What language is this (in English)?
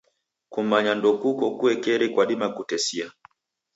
Taita